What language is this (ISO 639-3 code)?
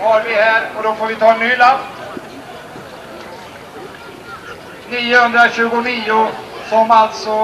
swe